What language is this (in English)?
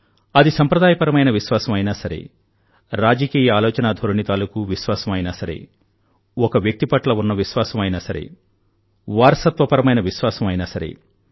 Telugu